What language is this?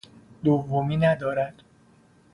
Persian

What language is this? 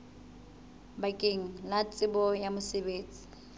Southern Sotho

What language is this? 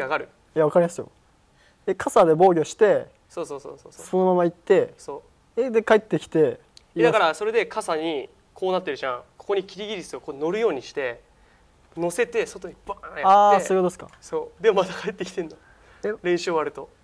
Japanese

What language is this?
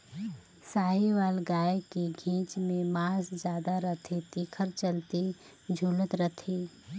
Chhattisgarhi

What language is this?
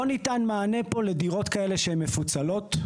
Hebrew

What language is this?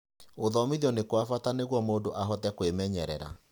Kikuyu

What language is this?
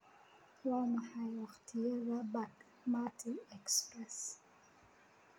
Somali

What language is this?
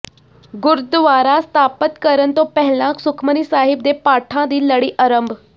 Punjabi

